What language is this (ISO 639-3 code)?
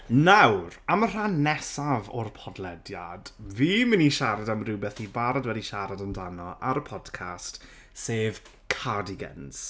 cym